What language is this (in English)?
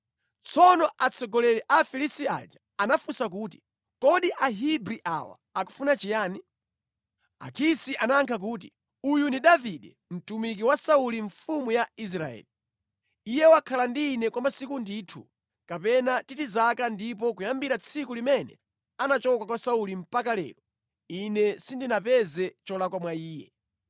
Nyanja